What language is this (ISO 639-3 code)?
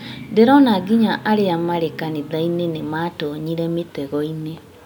kik